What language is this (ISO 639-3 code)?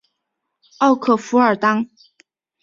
zho